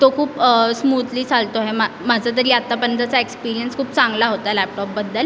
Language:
Marathi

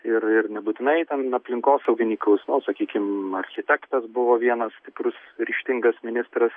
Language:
Lithuanian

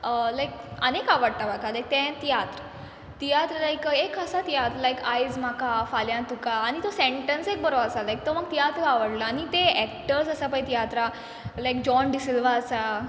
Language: Konkani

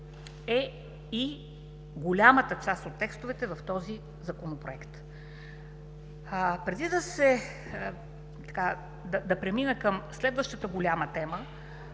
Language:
Bulgarian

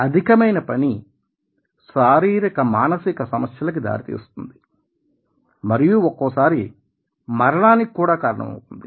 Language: Telugu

